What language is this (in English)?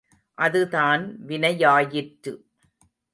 Tamil